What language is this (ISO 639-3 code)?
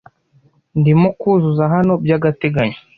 kin